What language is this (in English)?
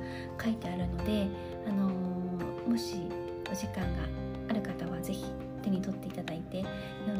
Japanese